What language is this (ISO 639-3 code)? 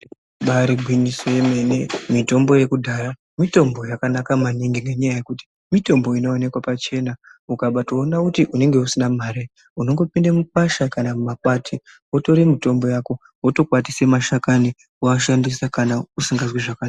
ndc